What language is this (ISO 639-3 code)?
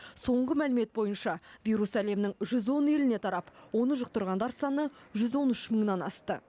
kaz